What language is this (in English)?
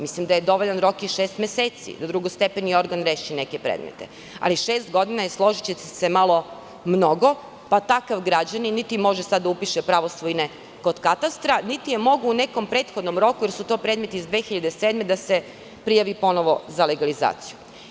Serbian